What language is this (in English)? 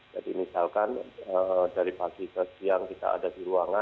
Indonesian